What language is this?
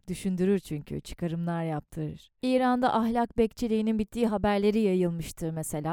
Turkish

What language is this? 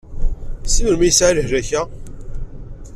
Kabyle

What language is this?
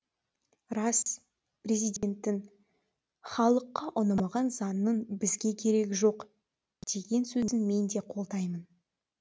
Kazakh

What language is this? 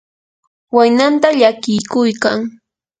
Yanahuanca Pasco Quechua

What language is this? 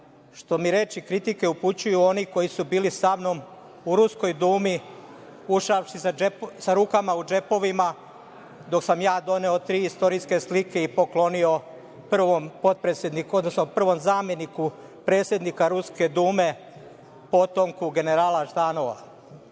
Serbian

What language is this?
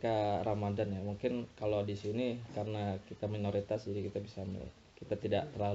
Indonesian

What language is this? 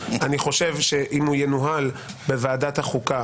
Hebrew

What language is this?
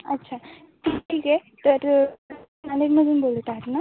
Marathi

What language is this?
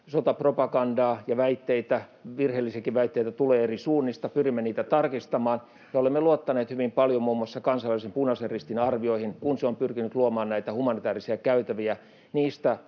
Finnish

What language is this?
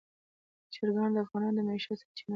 Pashto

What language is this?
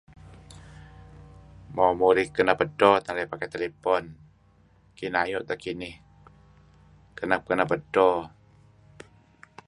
Kelabit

